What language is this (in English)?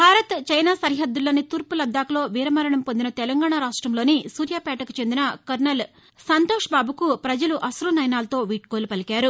Telugu